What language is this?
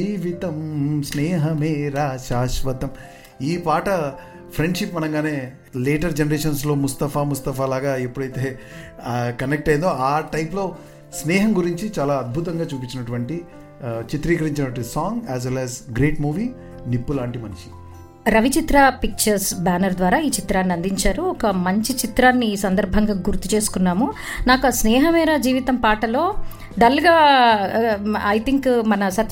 Telugu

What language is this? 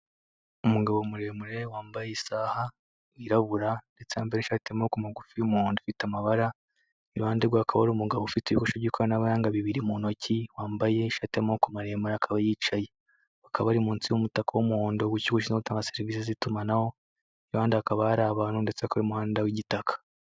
Kinyarwanda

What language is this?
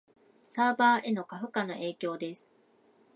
Japanese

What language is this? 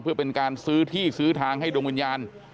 Thai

